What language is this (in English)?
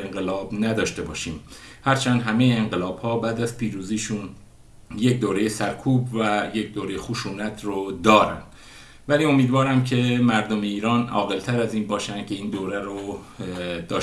Persian